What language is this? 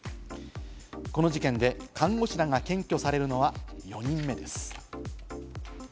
Japanese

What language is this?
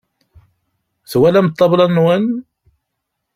Kabyle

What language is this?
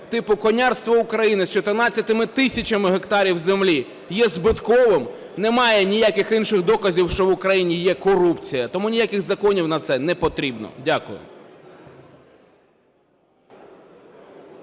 Ukrainian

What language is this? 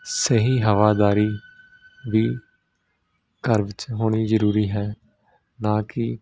Punjabi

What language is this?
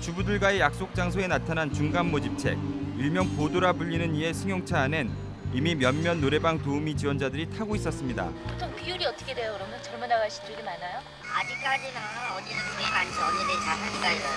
Korean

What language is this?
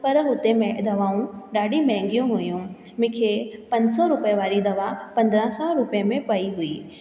Sindhi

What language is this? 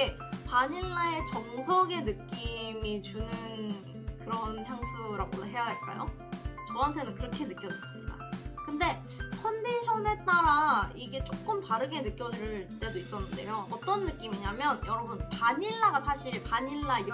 Korean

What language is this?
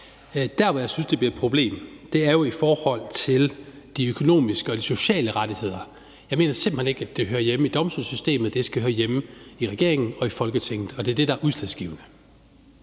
Danish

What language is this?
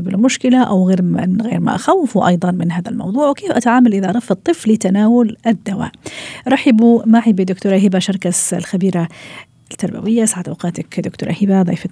Arabic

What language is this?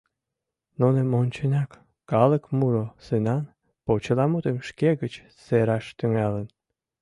Mari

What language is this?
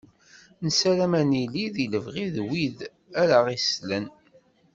Kabyle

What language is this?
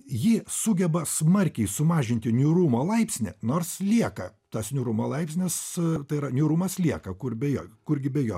Lithuanian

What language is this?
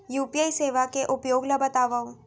Chhattisgarhi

